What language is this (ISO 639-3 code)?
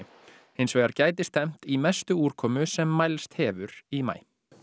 isl